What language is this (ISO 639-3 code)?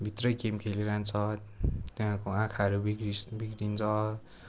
nep